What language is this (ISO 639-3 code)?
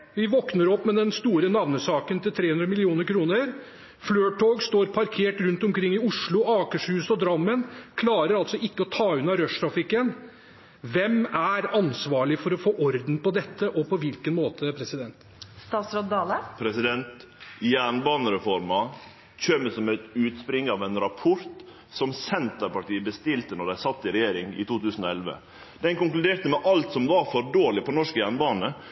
nor